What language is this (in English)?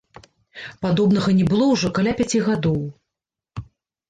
Belarusian